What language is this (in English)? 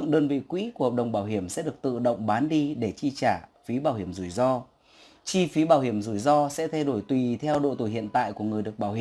Vietnamese